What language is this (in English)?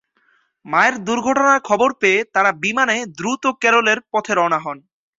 Bangla